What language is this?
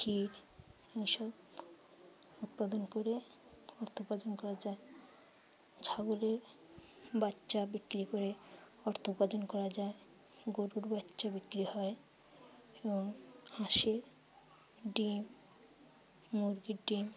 Bangla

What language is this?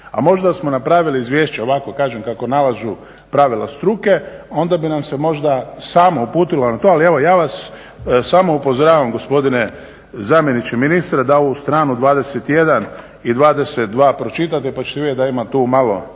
Croatian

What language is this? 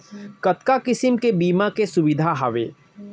Chhattisgarhi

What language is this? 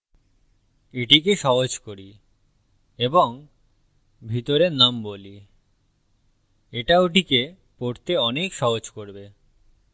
Bangla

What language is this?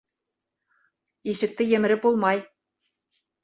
Bashkir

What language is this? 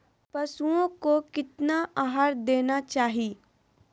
Magahi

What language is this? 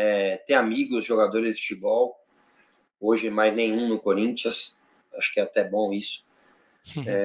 Portuguese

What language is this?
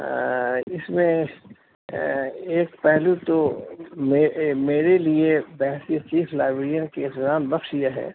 Urdu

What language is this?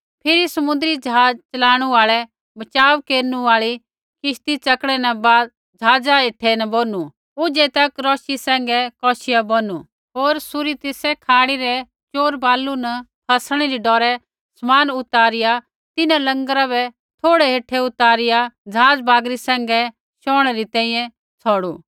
Kullu Pahari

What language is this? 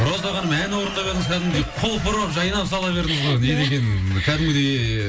Kazakh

